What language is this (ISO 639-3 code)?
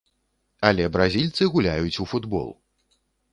bel